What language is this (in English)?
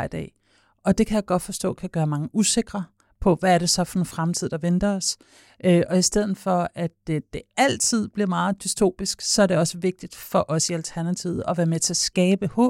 Danish